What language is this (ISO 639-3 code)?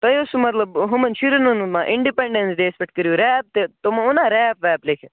kas